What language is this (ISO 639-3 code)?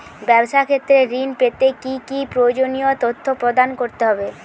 ben